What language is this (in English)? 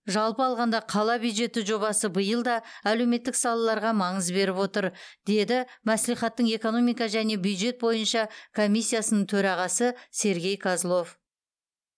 Kazakh